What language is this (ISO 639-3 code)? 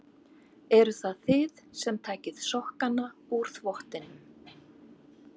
isl